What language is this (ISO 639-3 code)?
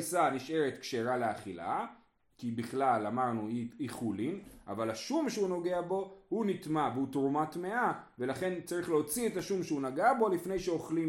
heb